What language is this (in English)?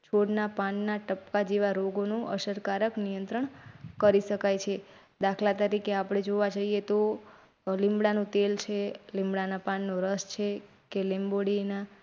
Gujarati